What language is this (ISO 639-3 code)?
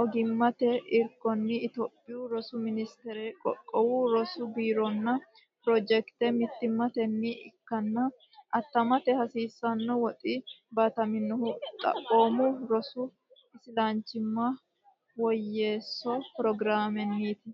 sid